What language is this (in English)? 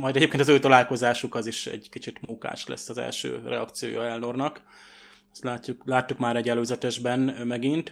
Hungarian